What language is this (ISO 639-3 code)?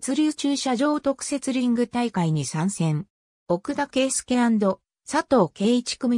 jpn